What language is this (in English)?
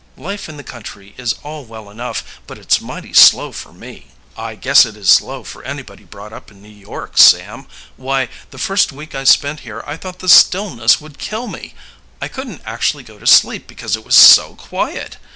English